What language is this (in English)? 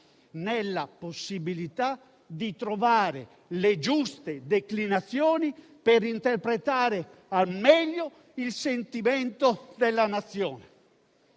Italian